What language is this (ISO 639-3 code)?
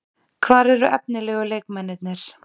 isl